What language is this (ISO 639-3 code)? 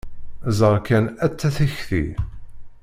kab